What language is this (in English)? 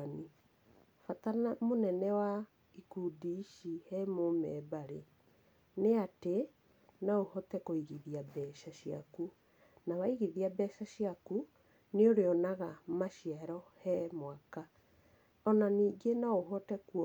Kikuyu